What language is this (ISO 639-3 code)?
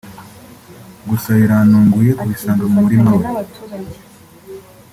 kin